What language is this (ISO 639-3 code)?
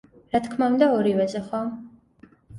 kat